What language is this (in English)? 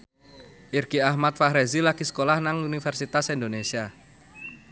Javanese